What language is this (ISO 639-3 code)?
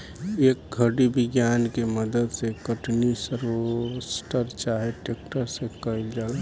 bho